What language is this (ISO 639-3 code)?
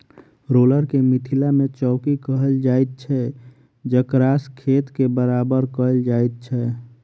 mai